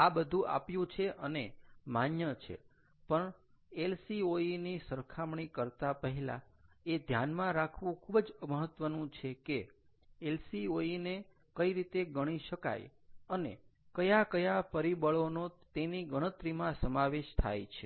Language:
Gujarati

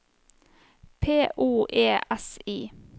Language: Norwegian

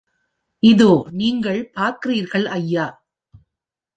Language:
Tamil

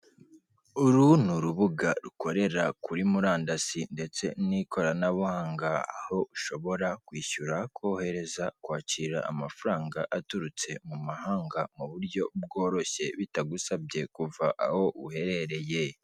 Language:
Kinyarwanda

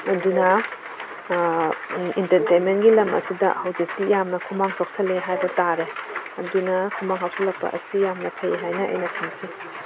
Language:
Manipuri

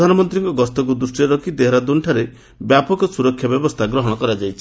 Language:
Odia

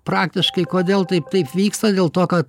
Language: Lithuanian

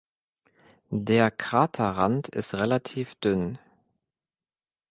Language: German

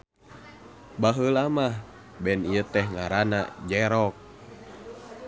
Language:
Sundanese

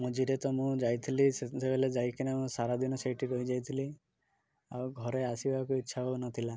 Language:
Odia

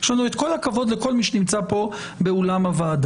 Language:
Hebrew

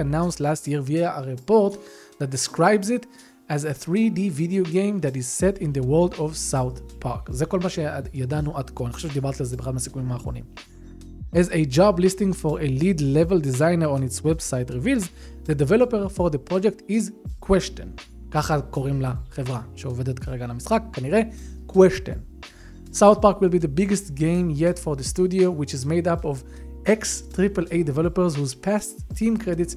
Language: Hebrew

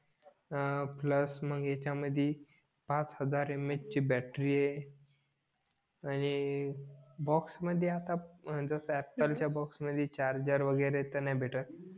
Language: Marathi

